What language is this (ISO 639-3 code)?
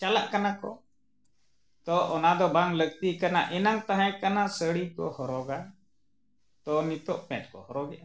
sat